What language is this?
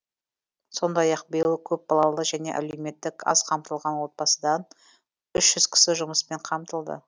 Kazakh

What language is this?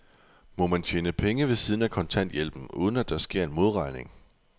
Danish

